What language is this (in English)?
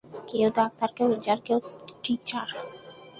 Bangla